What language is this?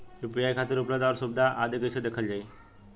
Bhojpuri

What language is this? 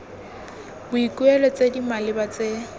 Tswana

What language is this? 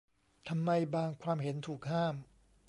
Thai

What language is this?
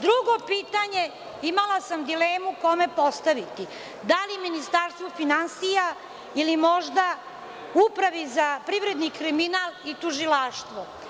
Serbian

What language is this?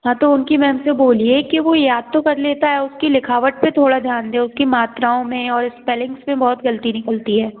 Hindi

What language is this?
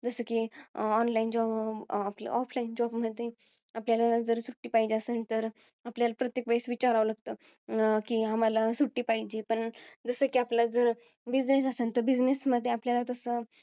Marathi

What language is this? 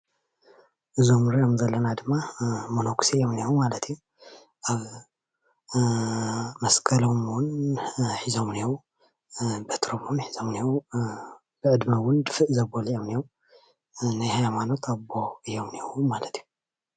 Tigrinya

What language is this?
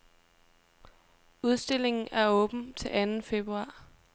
Danish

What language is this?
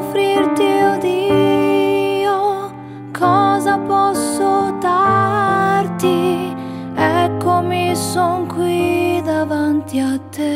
Italian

